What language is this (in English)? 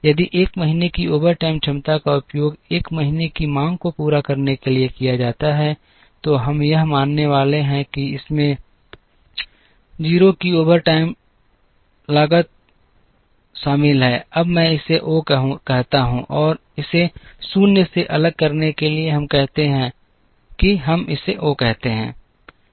Hindi